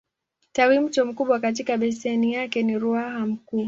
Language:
Swahili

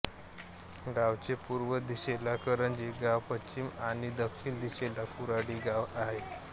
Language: Marathi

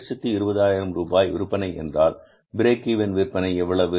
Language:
Tamil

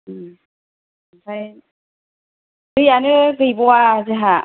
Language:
Bodo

